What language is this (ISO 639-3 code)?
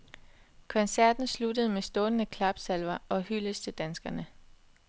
dan